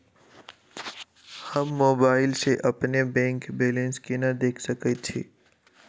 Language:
Maithili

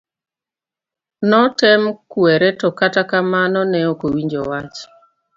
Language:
Luo (Kenya and Tanzania)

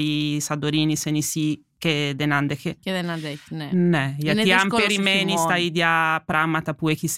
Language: Greek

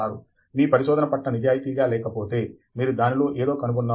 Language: Telugu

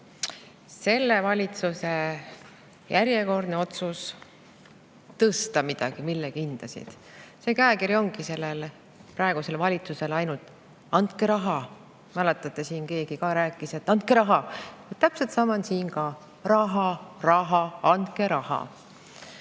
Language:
Estonian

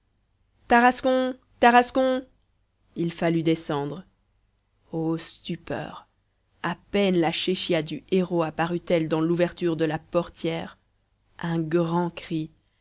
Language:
French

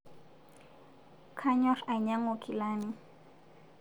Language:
Masai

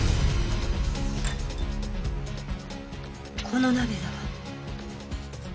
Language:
Japanese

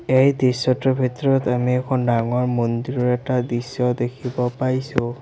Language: Assamese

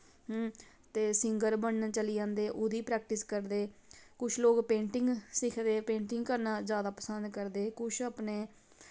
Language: Dogri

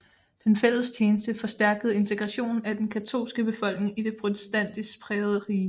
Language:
Danish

